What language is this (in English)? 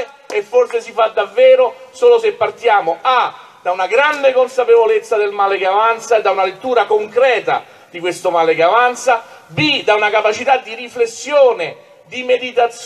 Italian